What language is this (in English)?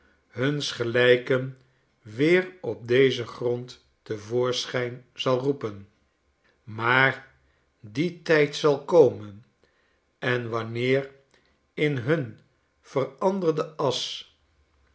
Dutch